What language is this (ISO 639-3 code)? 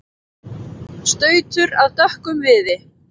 isl